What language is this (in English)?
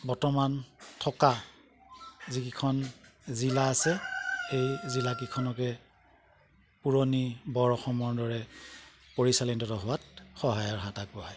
Assamese